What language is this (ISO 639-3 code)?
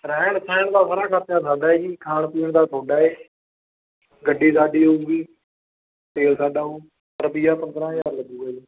pan